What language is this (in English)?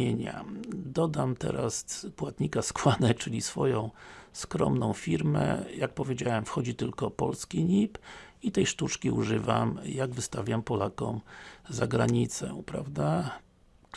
Polish